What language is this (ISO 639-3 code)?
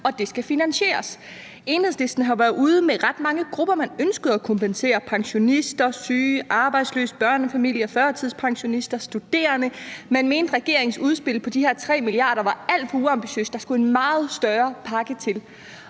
dan